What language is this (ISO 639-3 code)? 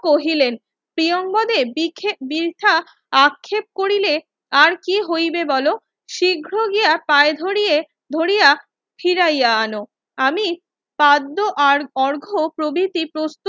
ben